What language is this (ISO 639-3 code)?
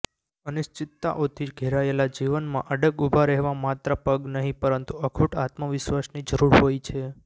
guj